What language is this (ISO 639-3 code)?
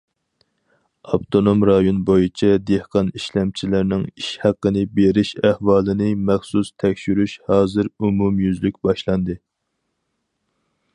uig